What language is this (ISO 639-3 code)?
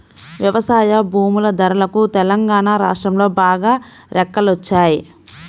tel